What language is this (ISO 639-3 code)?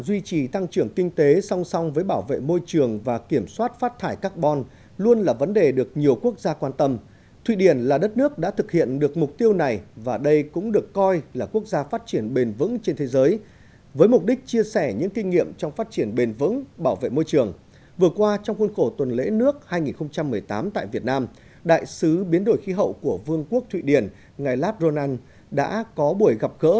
vie